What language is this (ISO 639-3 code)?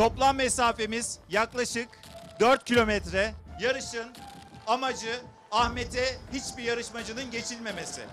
tur